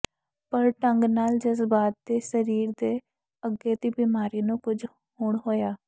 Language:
Punjabi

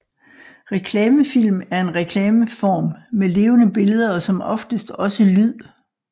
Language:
Danish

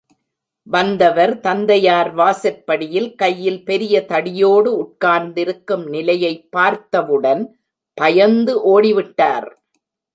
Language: Tamil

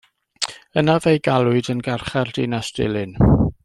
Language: Welsh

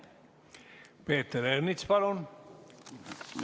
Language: Estonian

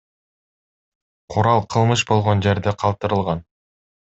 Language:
Kyrgyz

